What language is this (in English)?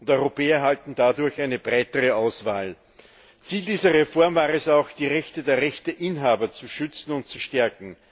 German